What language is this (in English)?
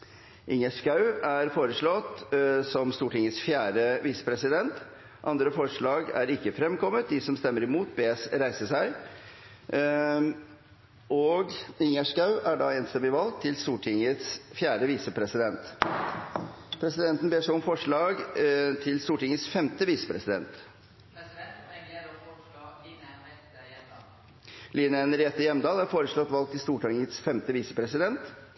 Norwegian Bokmål